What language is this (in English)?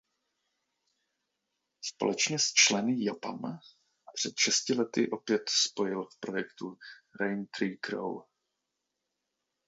Czech